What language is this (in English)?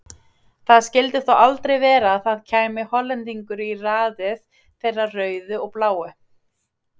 Icelandic